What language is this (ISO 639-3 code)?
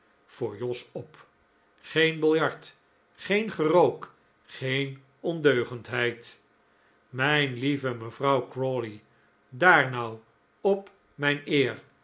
nld